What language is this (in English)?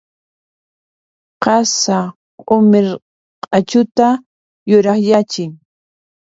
Puno Quechua